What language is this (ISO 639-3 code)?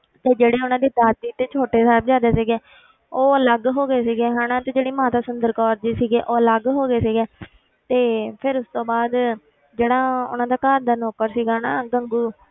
pan